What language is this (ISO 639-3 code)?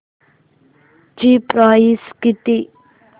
mar